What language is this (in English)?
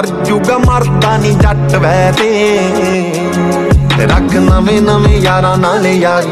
Hindi